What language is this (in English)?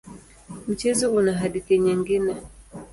Swahili